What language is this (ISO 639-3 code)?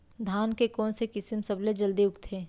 hne